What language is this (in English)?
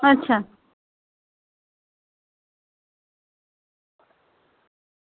Dogri